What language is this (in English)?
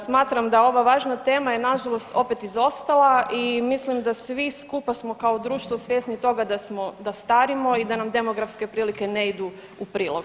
Croatian